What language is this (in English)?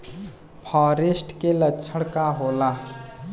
Bhojpuri